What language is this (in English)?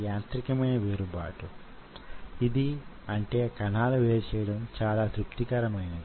Telugu